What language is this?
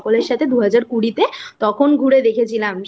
Bangla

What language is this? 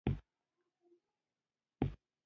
Pashto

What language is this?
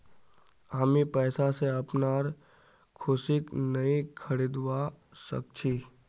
Magahi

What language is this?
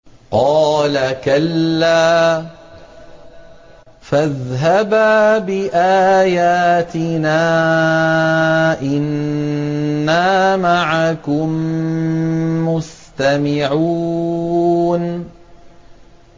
Arabic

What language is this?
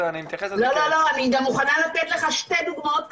Hebrew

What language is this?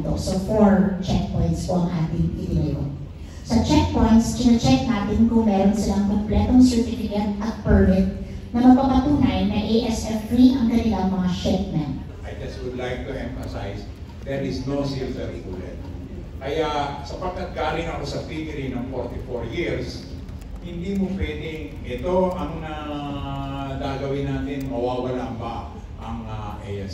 Filipino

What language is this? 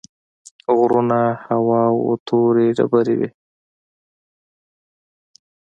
Pashto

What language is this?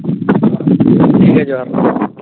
Santali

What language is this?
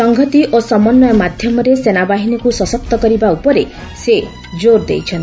Odia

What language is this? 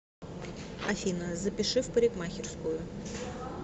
Russian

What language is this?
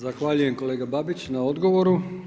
Croatian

